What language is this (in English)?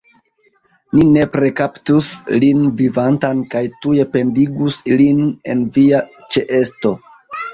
Esperanto